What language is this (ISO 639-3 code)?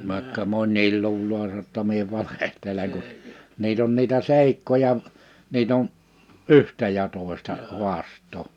fin